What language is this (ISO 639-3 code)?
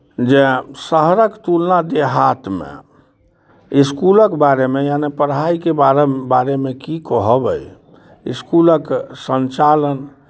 mai